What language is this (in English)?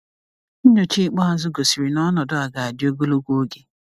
Igbo